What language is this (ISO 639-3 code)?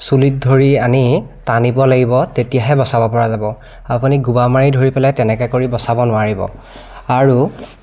asm